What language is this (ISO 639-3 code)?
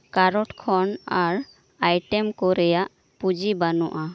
sat